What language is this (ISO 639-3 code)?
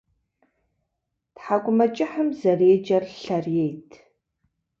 kbd